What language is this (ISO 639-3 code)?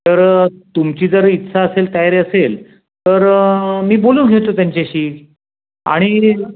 mar